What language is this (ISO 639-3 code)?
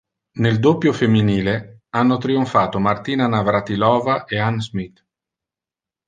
ita